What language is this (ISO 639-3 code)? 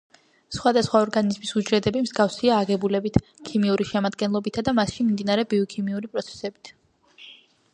kat